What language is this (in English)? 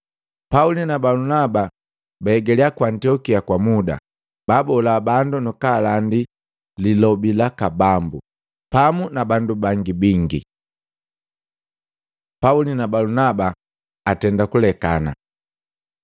Matengo